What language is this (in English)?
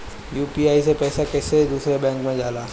Bhojpuri